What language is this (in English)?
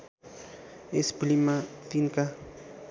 Nepali